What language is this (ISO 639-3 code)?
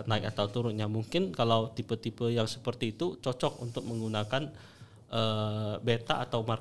ind